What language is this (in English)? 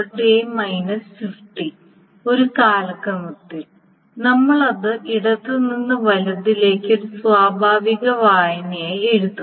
Malayalam